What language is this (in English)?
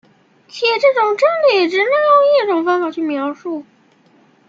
Chinese